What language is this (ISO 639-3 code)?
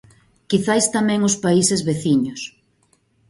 glg